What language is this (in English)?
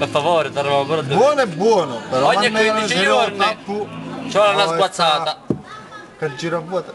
Italian